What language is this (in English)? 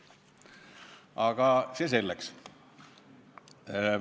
Estonian